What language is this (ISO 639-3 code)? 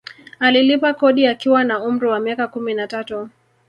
swa